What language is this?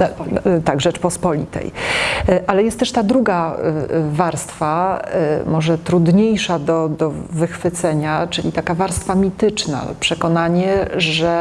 Polish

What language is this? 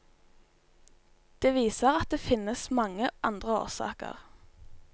Norwegian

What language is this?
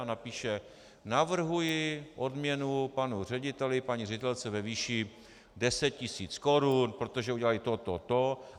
Czech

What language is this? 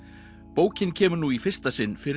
Icelandic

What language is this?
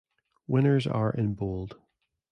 English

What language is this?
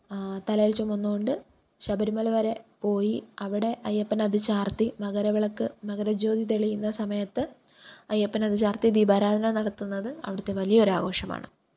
Malayalam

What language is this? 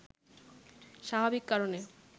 Bangla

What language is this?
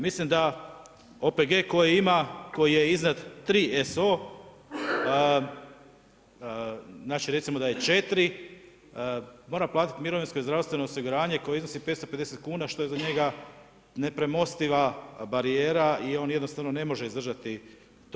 Croatian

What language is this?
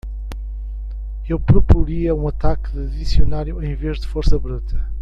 Portuguese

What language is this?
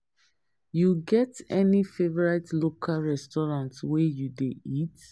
Nigerian Pidgin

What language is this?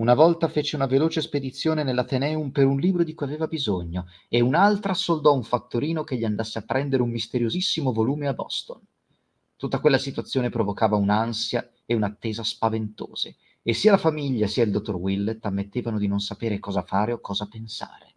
Italian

